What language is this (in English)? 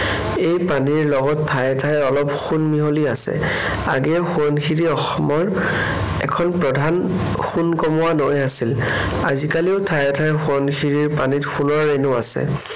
Assamese